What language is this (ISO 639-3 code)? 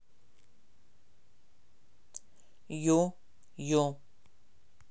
rus